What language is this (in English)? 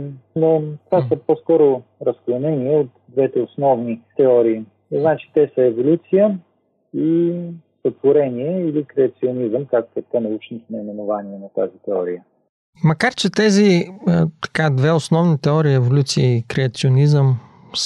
Bulgarian